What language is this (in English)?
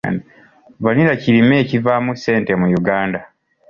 Ganda